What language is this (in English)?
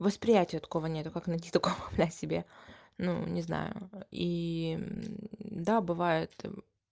Russian